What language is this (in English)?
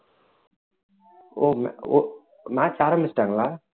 Tamil